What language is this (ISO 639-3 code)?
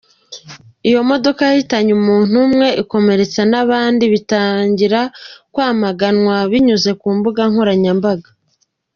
kin